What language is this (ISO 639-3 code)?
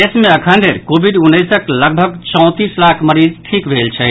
mai